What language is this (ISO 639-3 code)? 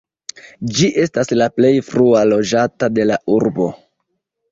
epo